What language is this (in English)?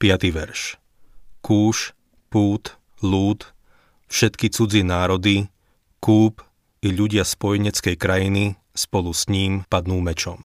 Slovak